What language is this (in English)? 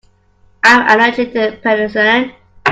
English